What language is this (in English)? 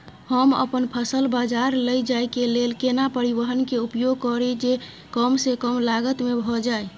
Maithili